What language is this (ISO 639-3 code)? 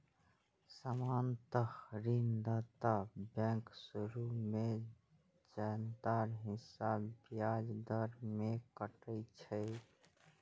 mai